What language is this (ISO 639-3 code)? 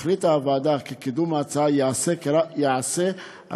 heb